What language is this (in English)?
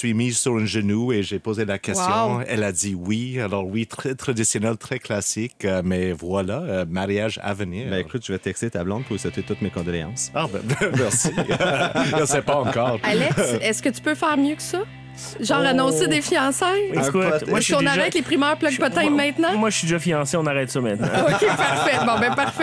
French